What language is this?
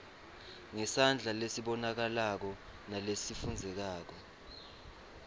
Swati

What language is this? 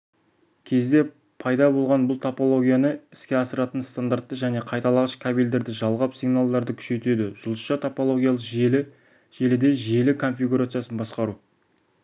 Kazakh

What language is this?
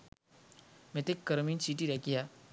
Sinhala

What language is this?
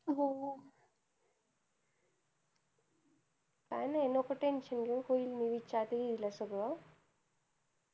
Marathi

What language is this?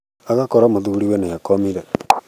Kikuyu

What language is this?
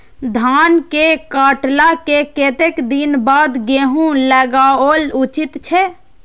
Maithili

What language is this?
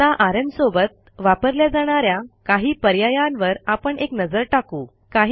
Marathi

